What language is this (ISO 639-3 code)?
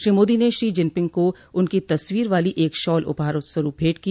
hin